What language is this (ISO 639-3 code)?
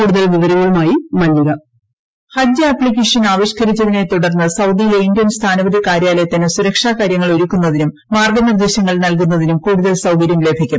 mal